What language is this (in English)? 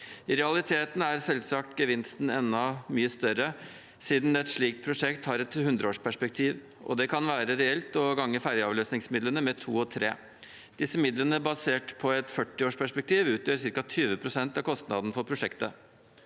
Norwegian